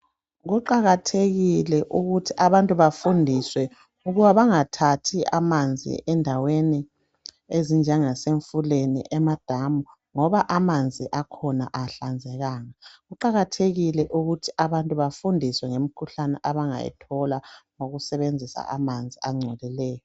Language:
North Ndebele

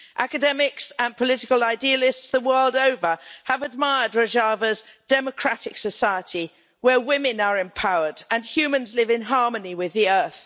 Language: English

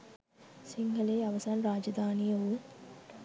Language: Sinhala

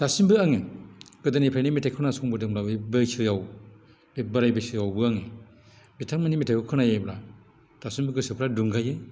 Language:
Bodo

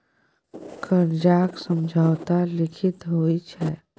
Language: Maithili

